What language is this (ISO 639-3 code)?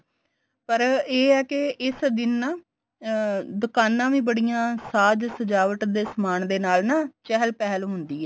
pan